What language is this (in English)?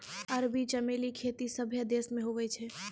Maithili